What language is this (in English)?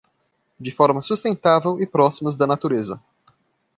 Portuguese